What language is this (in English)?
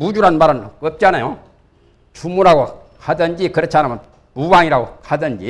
Korean